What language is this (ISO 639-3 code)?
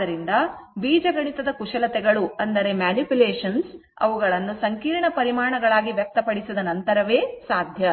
kan